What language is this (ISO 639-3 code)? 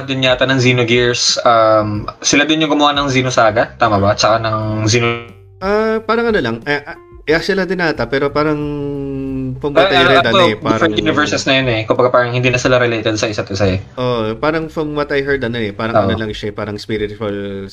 fil